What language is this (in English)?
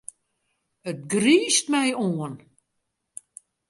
Western Frisian